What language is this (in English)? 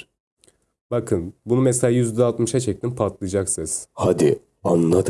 Turkish